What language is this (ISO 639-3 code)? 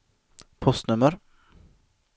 swe